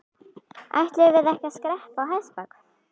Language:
Icelandic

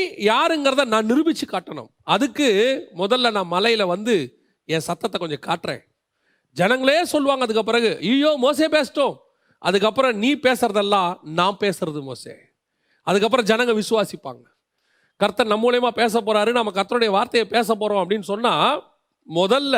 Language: Tamil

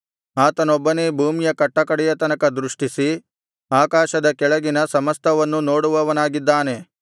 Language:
Kannada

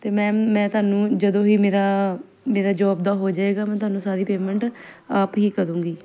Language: Punjabi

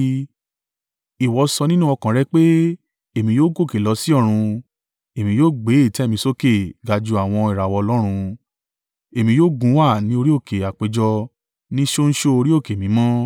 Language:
Yoruba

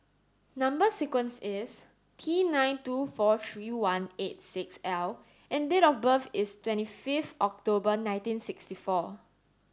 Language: English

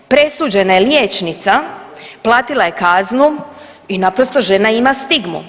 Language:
Croatian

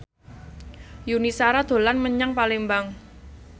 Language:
Javanese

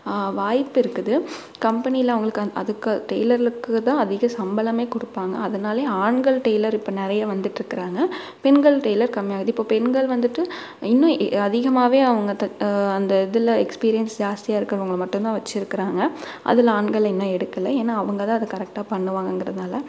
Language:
Tamil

